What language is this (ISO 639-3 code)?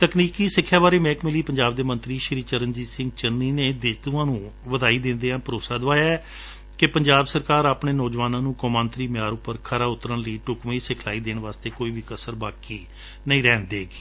pan